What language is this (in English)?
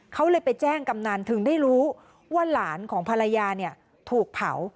Thai